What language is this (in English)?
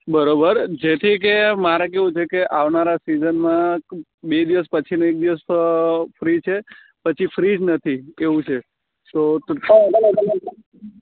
Gujarati